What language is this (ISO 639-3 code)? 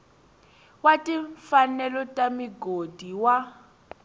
tso